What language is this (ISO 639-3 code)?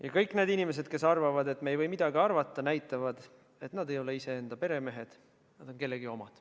est